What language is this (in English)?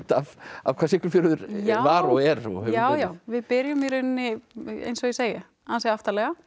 Icelandic